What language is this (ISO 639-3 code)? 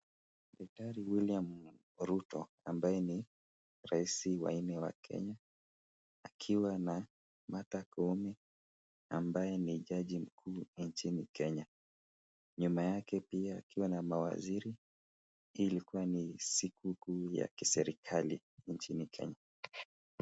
swa